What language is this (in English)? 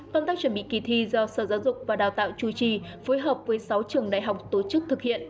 Vietnamese